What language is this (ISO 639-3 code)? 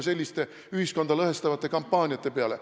est